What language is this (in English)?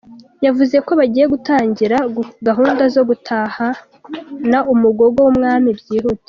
Kinyarwanda